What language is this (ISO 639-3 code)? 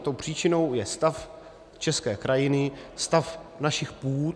ces